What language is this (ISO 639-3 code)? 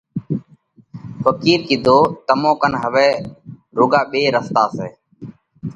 kvx